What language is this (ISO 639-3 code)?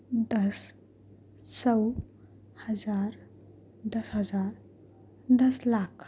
urd